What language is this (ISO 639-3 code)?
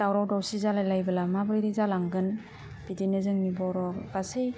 brx